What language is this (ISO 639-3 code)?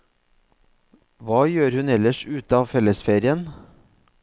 nor